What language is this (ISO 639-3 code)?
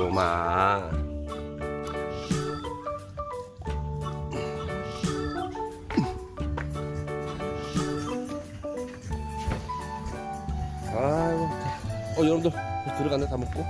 kor